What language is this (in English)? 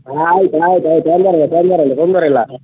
Kannada